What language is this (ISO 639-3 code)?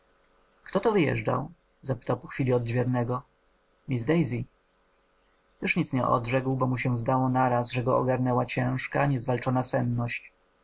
pol